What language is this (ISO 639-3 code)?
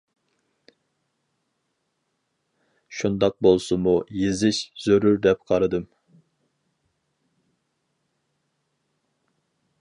uig